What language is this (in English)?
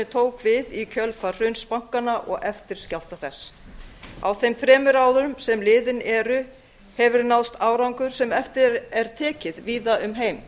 Icelandic